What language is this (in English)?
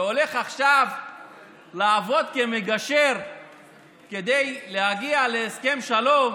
Hebrew